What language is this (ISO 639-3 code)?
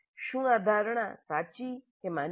guj